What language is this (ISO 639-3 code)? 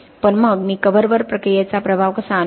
mar